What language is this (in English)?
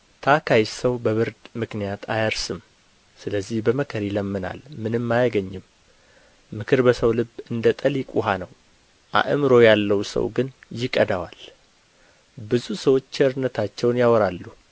Amharic